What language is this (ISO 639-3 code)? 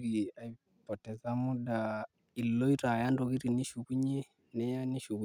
mas